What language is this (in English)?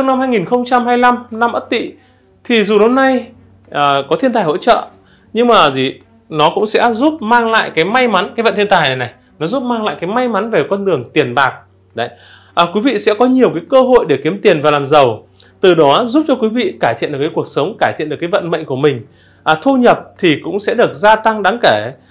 Vietnamese